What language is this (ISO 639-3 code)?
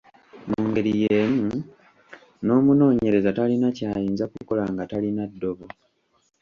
lug